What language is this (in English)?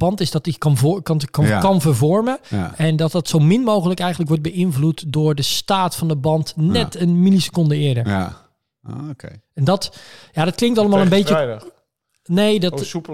Dutch